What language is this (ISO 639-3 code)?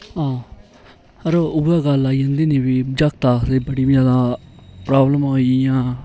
doi